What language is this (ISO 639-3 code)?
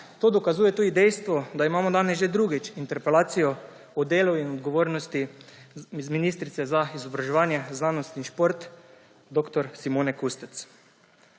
slv